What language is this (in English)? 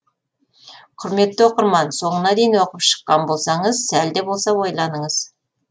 Kazakh